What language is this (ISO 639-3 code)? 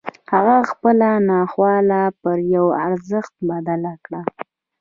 pus